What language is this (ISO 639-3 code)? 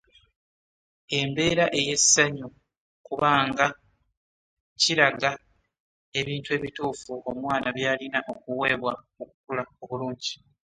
lug